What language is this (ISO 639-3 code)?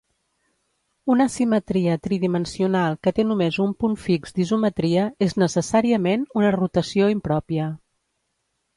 cat